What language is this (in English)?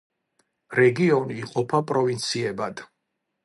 Georgian